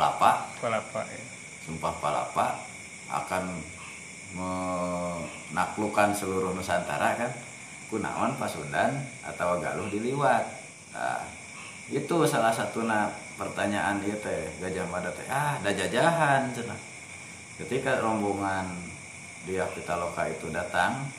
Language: Indonesian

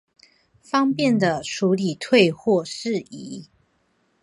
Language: Chinese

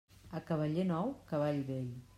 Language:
Catalan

